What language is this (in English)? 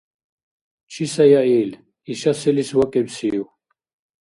Dargwa